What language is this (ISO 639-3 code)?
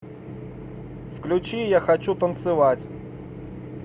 rus